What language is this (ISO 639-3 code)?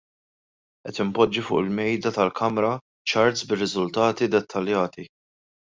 mlt